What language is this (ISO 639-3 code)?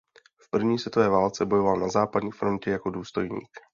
ces